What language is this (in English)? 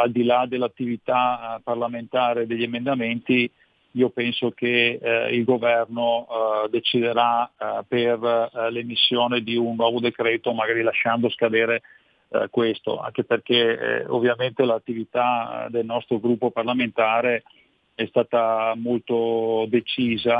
Italian